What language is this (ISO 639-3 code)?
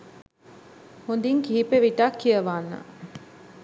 sin